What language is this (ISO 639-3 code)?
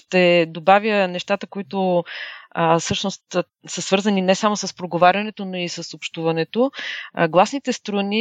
bul